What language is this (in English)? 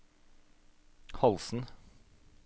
Norwegian